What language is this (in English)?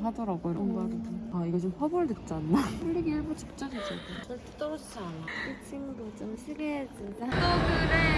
Korean